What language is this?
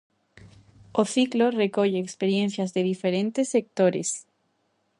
Galician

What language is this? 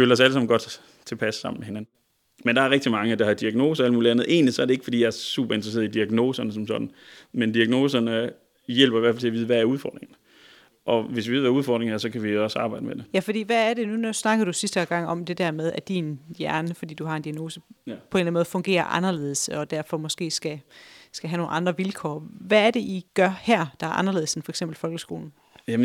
Danish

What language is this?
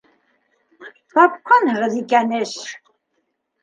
Bashkir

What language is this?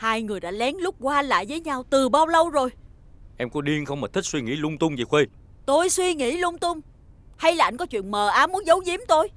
Vietnamese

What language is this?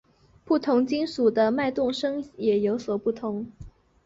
Chinese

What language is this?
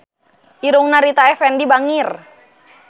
Sundanese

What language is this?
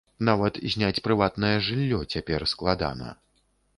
Belarusian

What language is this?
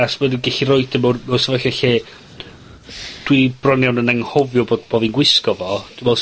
Welsh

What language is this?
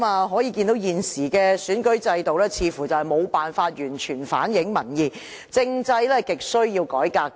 Cantonese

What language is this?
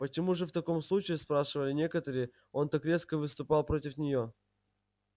Russian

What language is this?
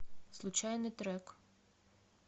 Russian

